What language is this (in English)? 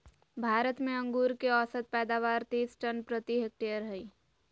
Magahi